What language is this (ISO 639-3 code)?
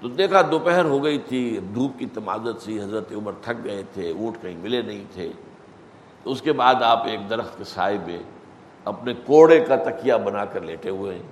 urd